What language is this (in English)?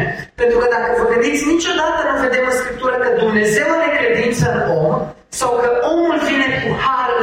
Romanian